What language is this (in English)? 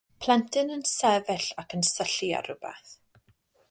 Welsh